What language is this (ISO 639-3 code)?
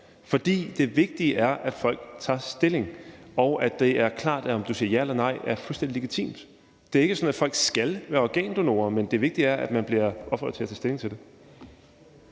dan